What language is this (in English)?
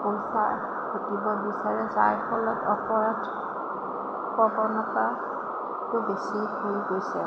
Assamese